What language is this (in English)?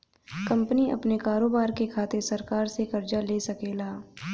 Bhojpuri